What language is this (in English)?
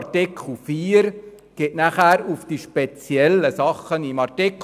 Swiss German